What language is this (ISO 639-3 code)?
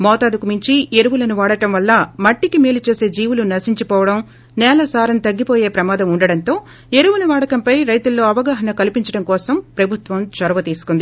tel